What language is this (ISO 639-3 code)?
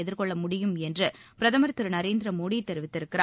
tam